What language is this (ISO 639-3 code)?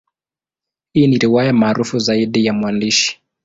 swa